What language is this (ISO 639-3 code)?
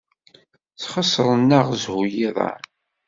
kab